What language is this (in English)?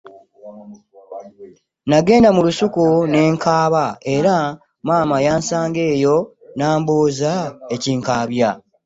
Ganda